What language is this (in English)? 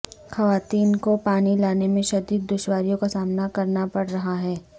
Urdu